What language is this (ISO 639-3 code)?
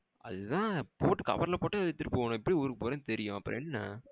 tam